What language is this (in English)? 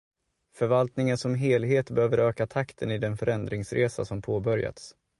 Swedish